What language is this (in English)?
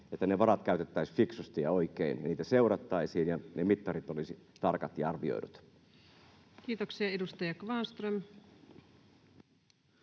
Finnish